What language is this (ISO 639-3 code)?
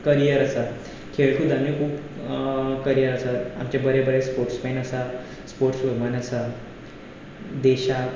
kok